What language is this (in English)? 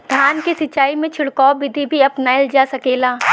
Bhojpuri